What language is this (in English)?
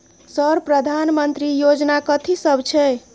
Maithili